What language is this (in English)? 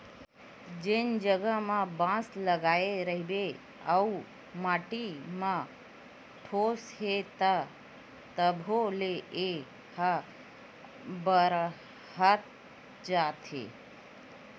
Chhattisgarhi